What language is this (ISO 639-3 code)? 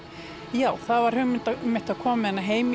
isl